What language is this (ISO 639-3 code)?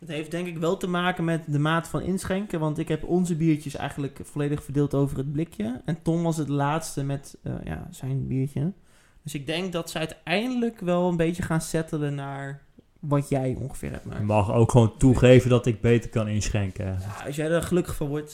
nld